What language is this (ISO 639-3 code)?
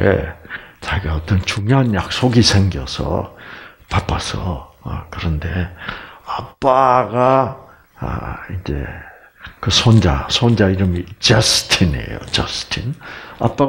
kor